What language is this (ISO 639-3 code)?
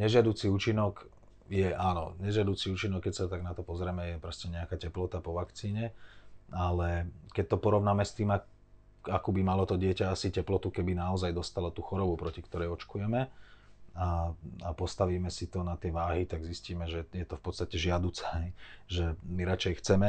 slk